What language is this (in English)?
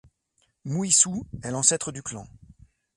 French